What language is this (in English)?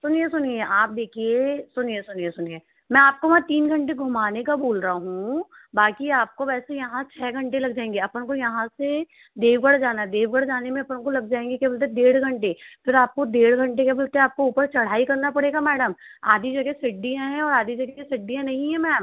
Hindi